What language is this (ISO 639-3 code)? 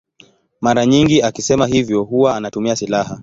swa